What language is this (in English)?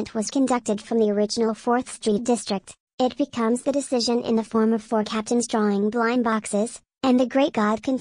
English